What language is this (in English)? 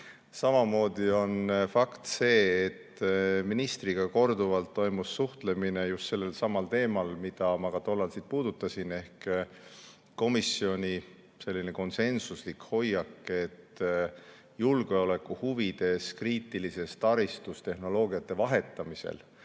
Estonian